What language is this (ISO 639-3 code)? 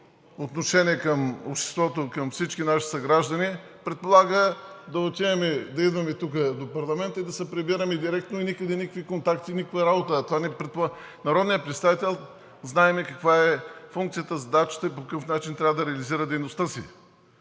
bul